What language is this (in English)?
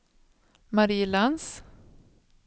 Swedish